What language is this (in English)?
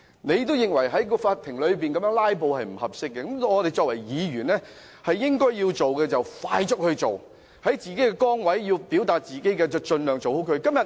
Cantonese